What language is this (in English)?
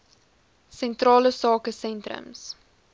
Afrikaans